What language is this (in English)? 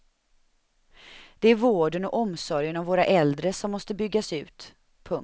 Swedish